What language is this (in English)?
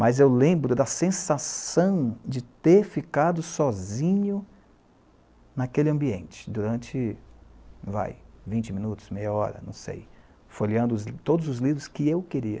Portuguese